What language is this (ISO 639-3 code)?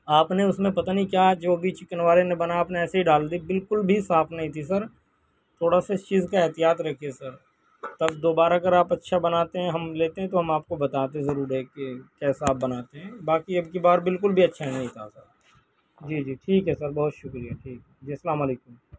urd